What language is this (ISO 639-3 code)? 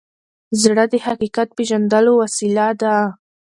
pus